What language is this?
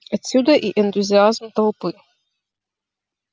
Russian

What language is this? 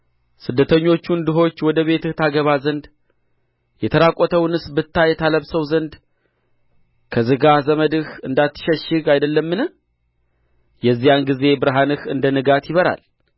Amharic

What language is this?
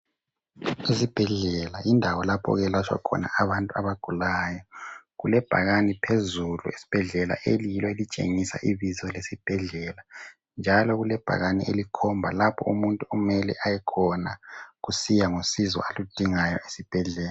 North Ndebele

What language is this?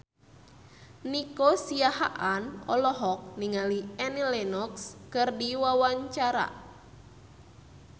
Sundanese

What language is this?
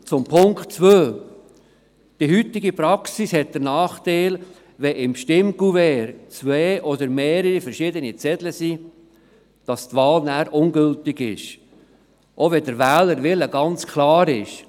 Swiss German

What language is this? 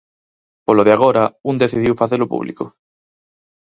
Galician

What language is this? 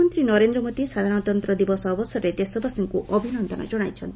Odia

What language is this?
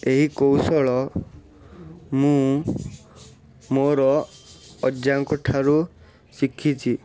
Odia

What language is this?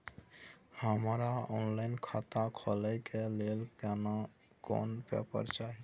Maithili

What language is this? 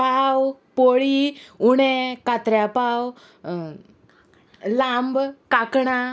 Konkani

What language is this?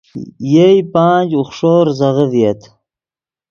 Yidgha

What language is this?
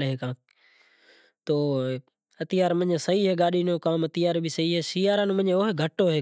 Kachi Koli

